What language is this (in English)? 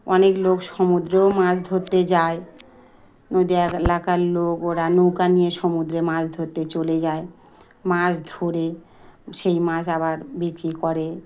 Bangla